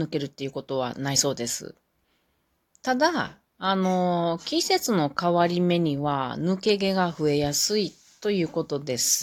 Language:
Japanese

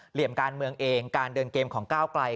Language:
Thai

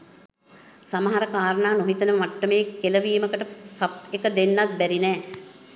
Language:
Sinhala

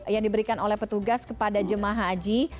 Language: Indonesian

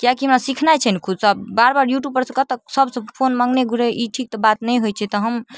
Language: Maithili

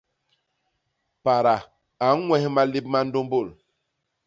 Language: Basaa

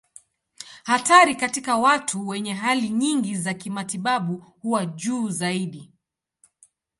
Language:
Swahili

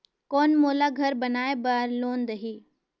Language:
Chhattisgarhi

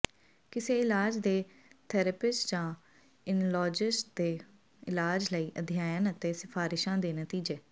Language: Punjabi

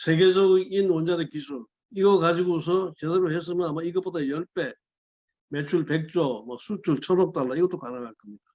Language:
Korean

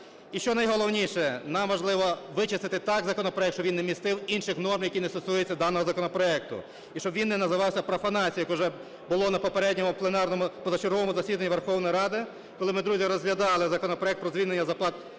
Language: Ukrainian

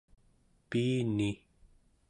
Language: Central Yupik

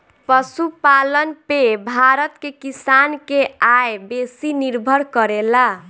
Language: Bhojpuri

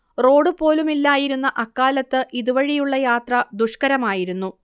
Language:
Malayalam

